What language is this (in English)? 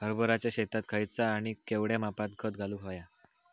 Marathi